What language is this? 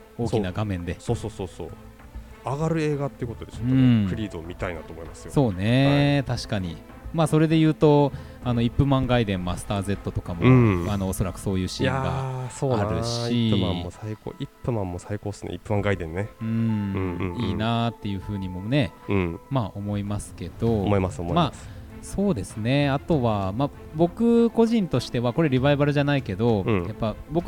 Japanese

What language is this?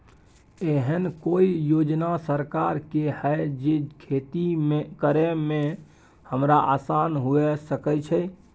Maithili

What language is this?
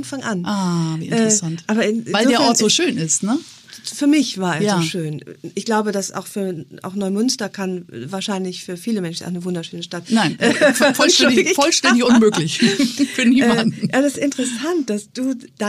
German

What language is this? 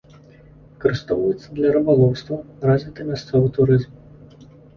Belarusian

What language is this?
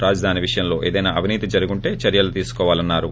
Telugu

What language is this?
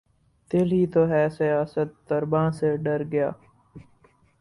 Urdu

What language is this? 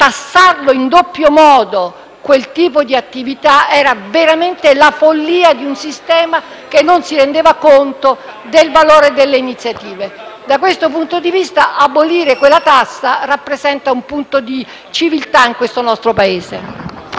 Italian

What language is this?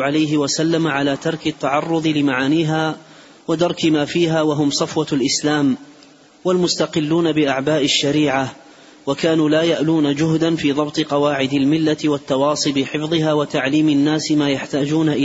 Arabic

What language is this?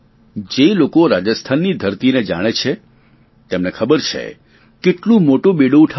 Gujarati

